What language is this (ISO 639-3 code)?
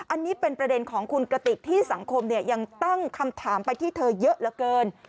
tha